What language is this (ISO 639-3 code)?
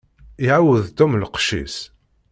kab